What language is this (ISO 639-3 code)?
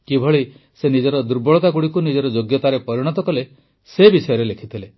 ori